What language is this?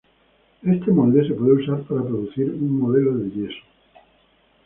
Spanish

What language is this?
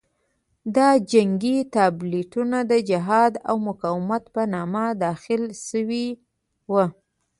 Pashto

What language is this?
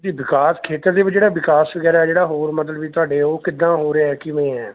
Punjabi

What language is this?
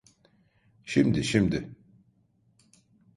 Turkish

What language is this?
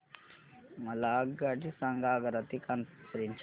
Marathi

